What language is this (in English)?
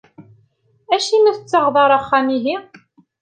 Kabyle